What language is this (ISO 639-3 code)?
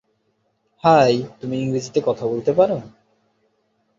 ben